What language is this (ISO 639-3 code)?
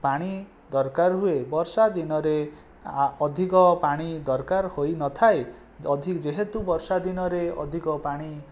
ori